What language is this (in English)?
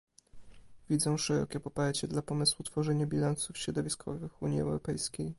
Polish